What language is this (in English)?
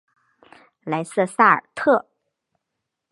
Chinese